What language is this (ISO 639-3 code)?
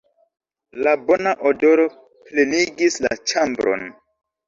epo